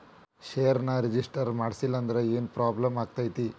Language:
Kannada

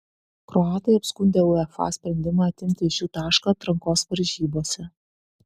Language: Lithuanian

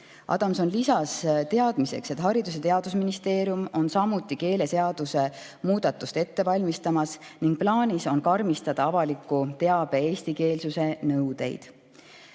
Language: Estonian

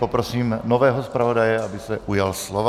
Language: Czech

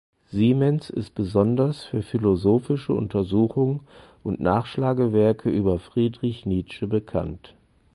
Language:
German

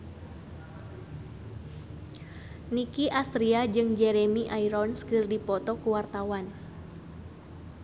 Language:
Sundanese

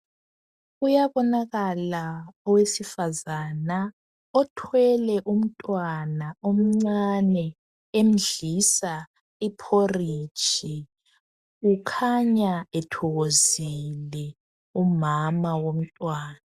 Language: North Ndebele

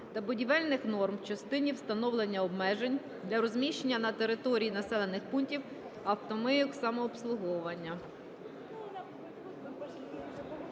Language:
Ukrainian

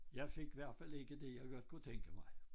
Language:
Danish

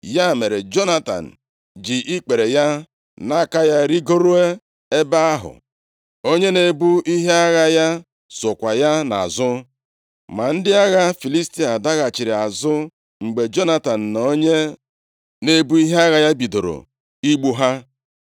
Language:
Igbo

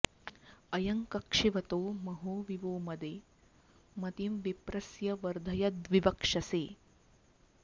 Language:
Sanskrit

